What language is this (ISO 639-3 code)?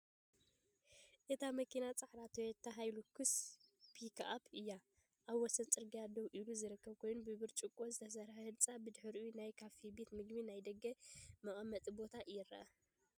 tir